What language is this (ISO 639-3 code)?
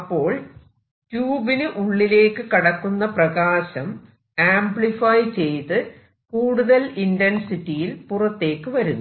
mal